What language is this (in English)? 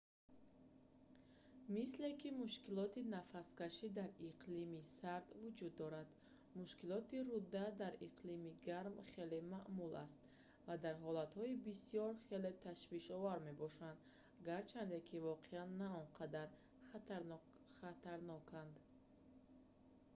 Tajik